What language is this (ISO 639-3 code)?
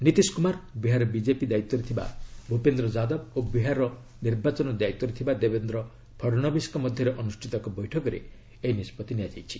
ori